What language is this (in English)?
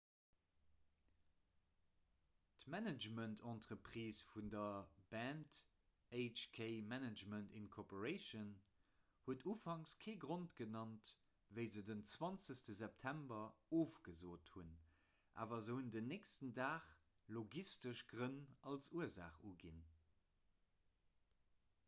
Luxembourgish